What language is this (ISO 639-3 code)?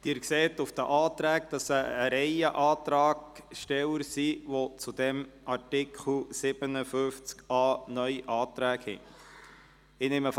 gsw